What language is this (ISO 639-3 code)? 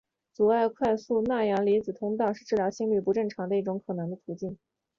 zho